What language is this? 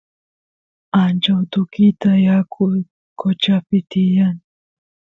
Santiago del Estero Quichua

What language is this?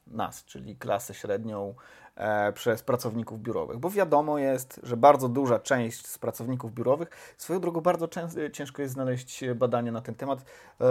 Polish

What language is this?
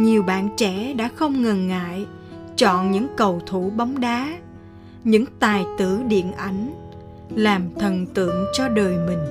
Vietnamese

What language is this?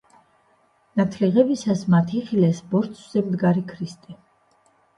Georgian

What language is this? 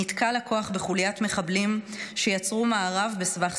Hebrew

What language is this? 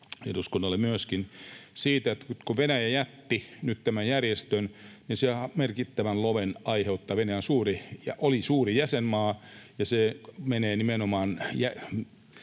Finnish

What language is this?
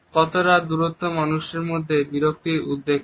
Bangla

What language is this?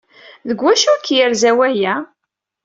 Kabyle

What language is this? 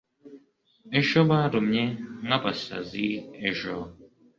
Kinyarwanda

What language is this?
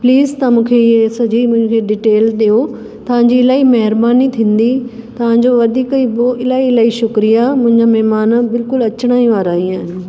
Sindhi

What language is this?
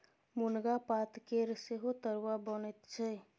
Maithili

